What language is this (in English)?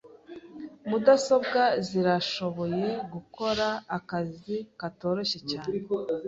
Kinyarwanda